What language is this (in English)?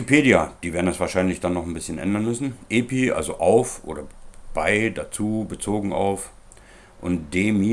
German